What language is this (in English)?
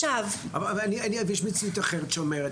Hebrew